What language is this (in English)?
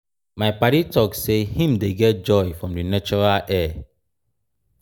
Nigerian Pidgin